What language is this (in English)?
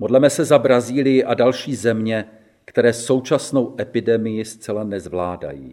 Czech